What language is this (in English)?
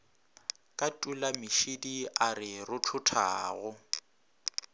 Northern Sotho